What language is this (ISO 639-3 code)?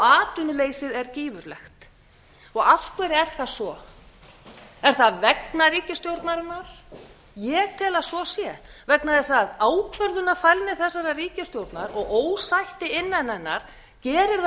isl